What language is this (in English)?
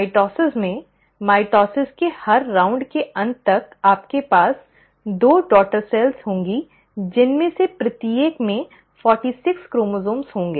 Hindi